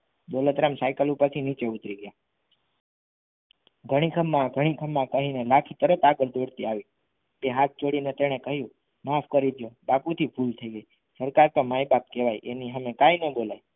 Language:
Gujarati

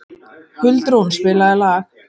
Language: Icelandic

